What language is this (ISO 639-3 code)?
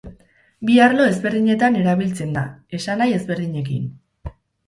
eus